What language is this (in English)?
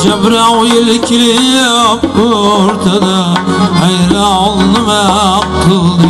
Turkish